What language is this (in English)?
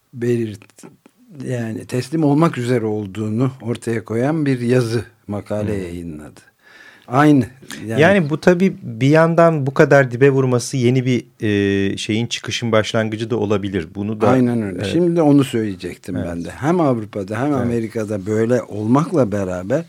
Turkish